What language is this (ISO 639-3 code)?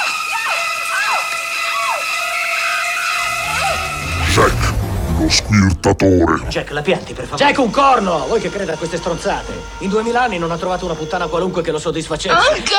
ita